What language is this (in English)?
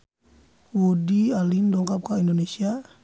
Sundanese